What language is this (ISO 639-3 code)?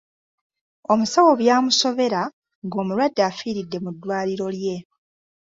lug